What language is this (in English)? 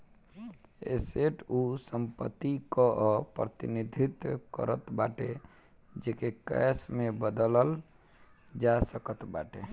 Bhojpuri